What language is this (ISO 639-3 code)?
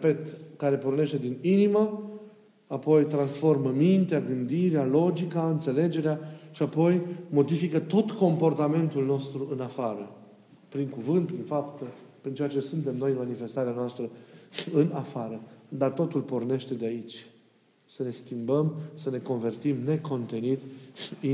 ron